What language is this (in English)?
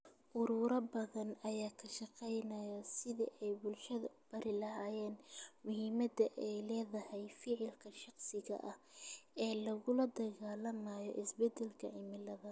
Somali